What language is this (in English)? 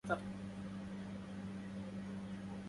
Arabic